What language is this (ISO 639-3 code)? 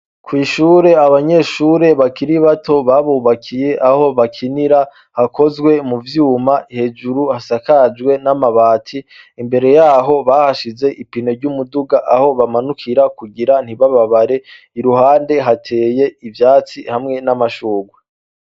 run